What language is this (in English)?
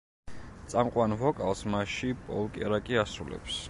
Georgian